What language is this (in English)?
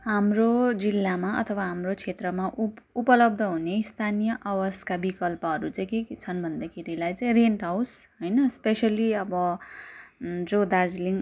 Nepali